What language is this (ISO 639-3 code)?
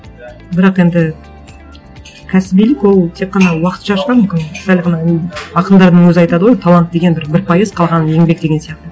kaz